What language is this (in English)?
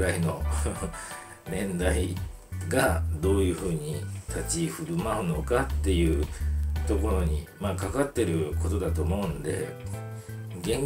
Japanese